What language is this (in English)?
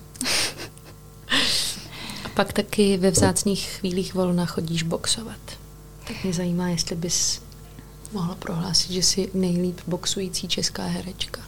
Czech